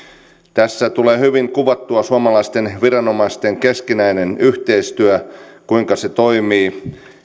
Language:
Finnish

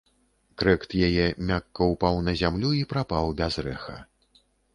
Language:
Belarusian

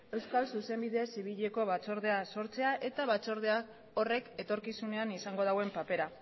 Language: Basque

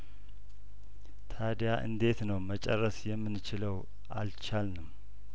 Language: Amharic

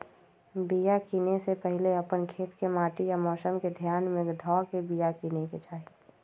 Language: Magahi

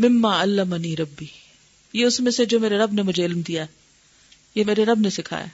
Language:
Urdu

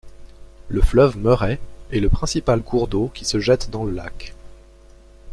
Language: French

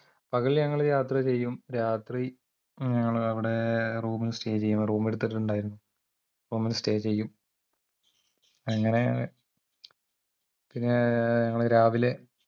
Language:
Malayalam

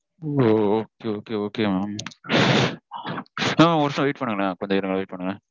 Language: Tamil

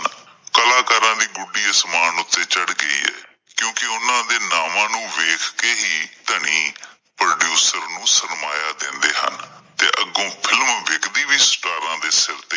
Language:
Punjabi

